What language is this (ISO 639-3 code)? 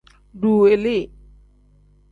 kdh